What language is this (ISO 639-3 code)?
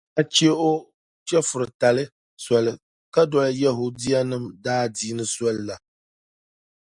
dag